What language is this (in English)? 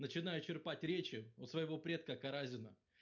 Russian